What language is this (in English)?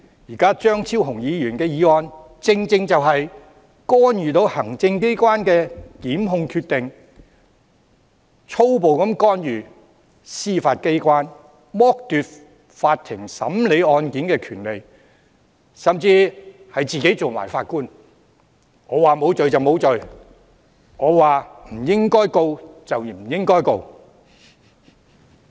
Cantonese